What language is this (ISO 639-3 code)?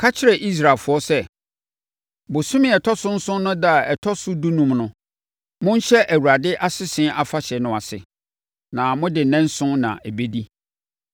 aka